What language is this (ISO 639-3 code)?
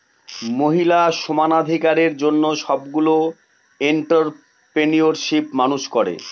ben